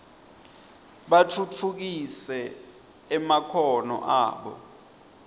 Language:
Swati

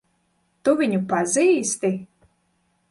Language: Latvian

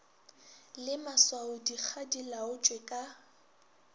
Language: Northern Sotho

